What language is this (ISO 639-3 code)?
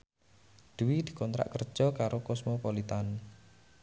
jav